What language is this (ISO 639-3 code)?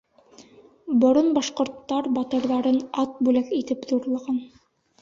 bak